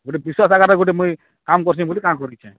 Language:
Odia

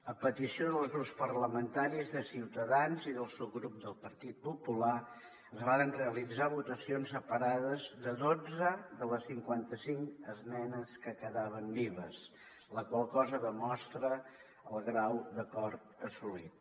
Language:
Catalan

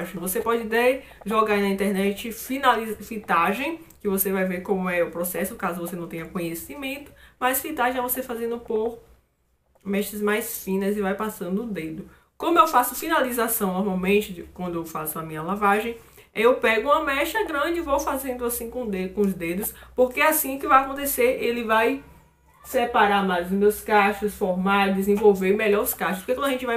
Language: Portuguese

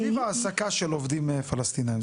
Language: Hebrew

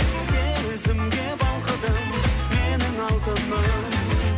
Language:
Kazakh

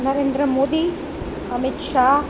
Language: Gujarati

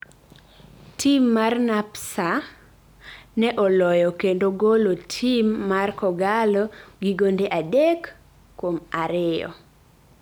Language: Luo (Kenya and Tanzania)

